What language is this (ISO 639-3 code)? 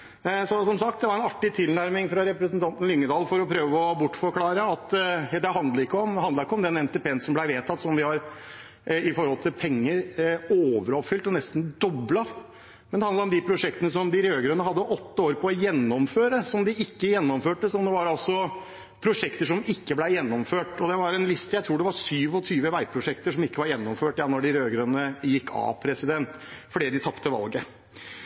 nob